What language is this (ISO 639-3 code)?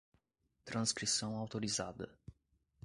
por